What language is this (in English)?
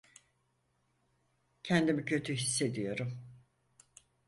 Turkish